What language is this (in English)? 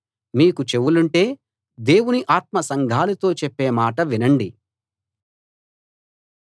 Telugu